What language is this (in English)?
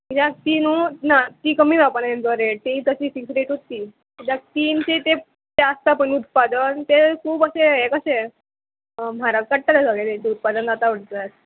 Konkani